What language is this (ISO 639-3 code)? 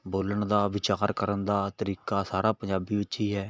pan